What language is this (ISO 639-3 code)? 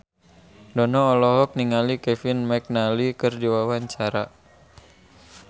sun